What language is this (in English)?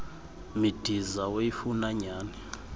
Xhosa